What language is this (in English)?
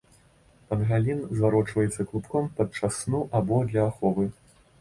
Belarusian